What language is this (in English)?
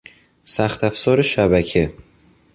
Persian